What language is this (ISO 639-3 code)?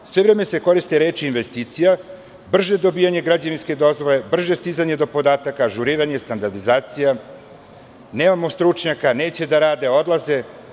srp